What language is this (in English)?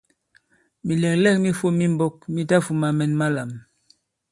Bankon